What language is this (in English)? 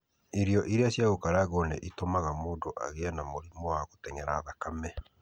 Kikuyu